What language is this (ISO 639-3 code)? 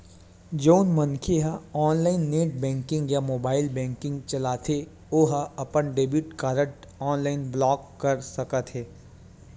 hne